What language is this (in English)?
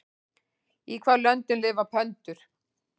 Icelandic